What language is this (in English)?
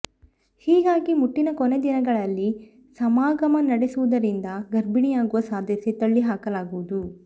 Kannada